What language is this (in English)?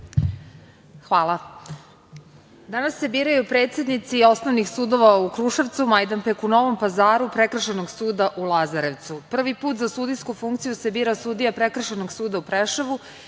Serbian